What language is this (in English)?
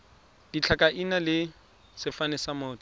Tswana